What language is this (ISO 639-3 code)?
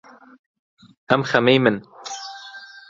ckb